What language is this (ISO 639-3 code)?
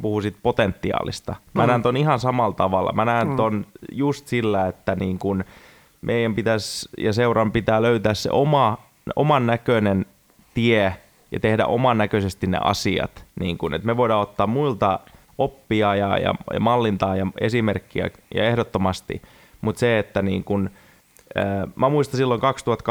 fin